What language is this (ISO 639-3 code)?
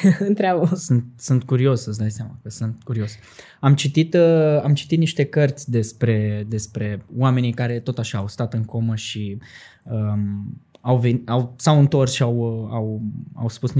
ron